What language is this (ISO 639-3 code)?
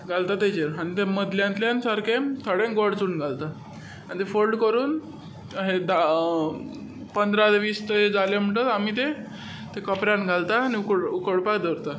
kok